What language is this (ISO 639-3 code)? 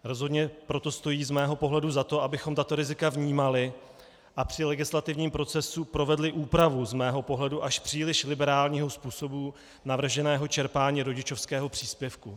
ces